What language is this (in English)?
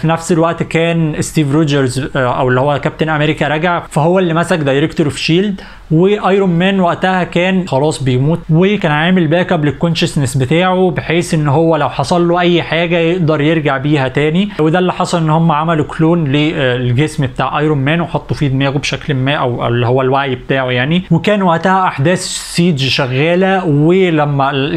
Arabic